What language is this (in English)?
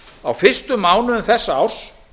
Icelandic